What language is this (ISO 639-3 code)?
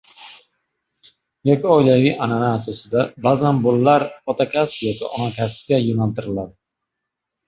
uzb